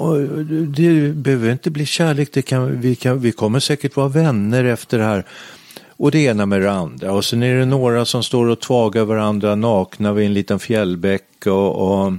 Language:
Swedish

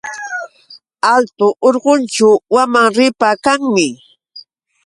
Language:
Yauyos Quechua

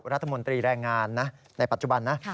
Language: Thai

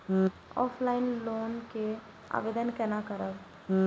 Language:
Maithili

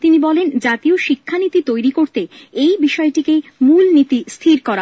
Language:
Bangla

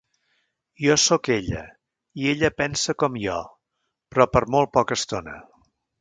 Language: Catalan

